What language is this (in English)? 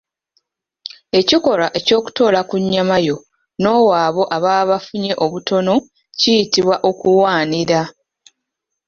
Ganda